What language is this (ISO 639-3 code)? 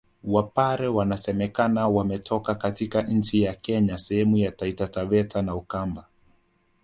swa